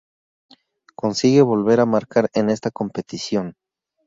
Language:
Spanish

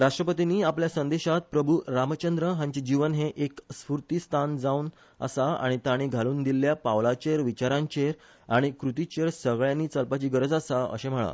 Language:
Konkani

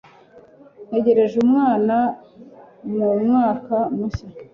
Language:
Kinyarwanda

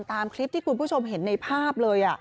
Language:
Thai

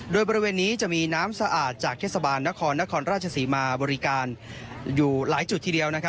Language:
Thai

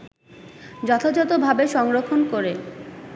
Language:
Bangla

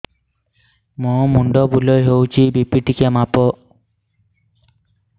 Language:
Odia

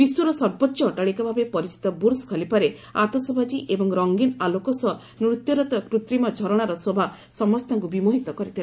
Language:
Odia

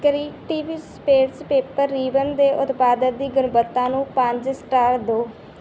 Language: Punjabi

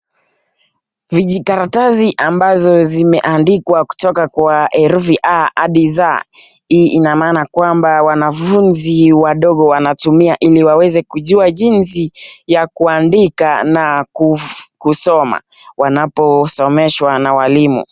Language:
Swahili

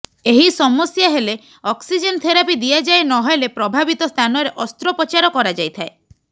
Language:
Odia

